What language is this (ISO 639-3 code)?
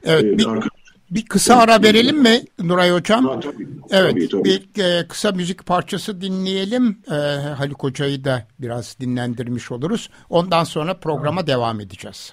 tur